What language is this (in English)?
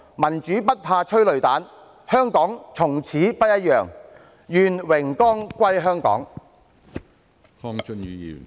Cantonese